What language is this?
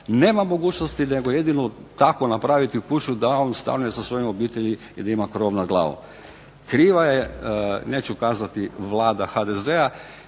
Croatian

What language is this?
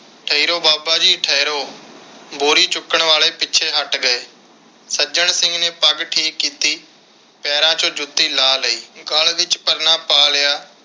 Punjabi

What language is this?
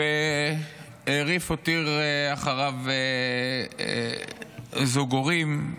Hebrew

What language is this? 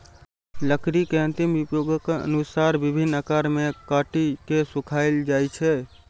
Maithili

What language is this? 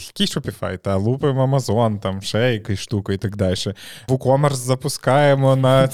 Ukrainian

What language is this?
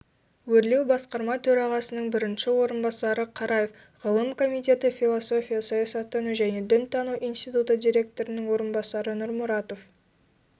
Kazakh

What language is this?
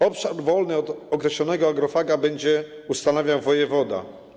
Polish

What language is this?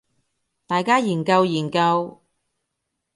Cantonese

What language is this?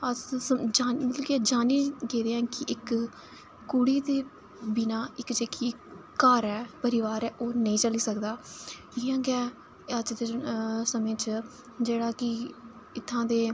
Dogri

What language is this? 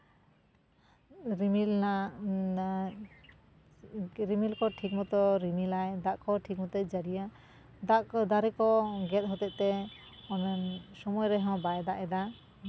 Santali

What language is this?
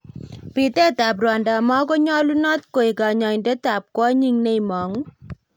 Kalenjin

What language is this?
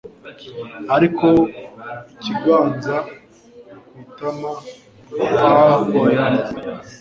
Kinyarwanda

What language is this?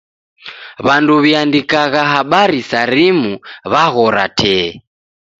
Taita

